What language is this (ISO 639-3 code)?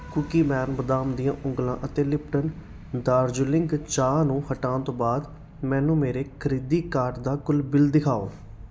pan